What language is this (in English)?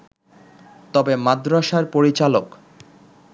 Bangla